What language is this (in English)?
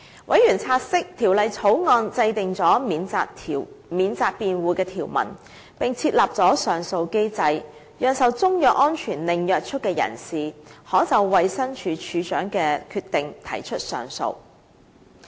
Cantonese